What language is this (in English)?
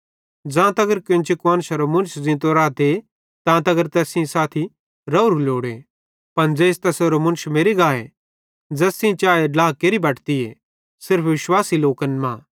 Bhadrawahi